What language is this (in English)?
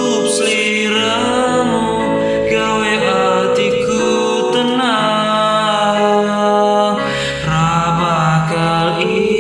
Indonesian